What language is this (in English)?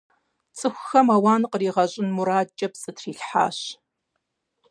Kabardian